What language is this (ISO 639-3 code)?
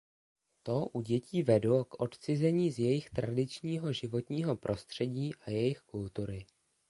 ces